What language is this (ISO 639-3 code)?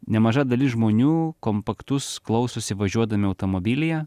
lit